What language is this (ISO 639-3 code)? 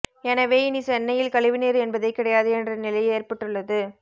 tam